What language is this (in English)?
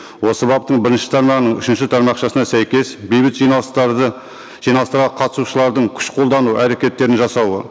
Kazakh